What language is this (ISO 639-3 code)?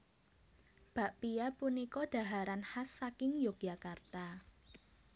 jav